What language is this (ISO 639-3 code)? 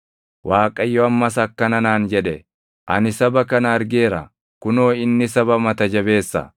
orm